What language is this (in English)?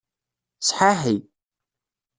Kabyle